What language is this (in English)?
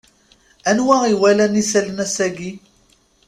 Kabyle